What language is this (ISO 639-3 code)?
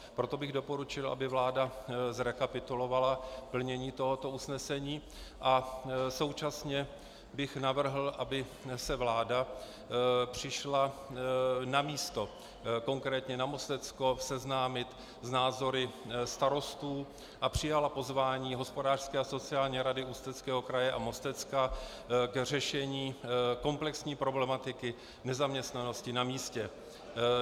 ces